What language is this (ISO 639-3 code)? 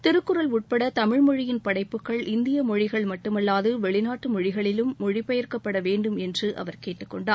tam